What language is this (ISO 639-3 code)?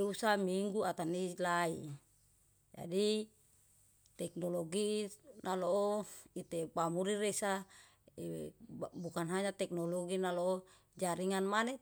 jal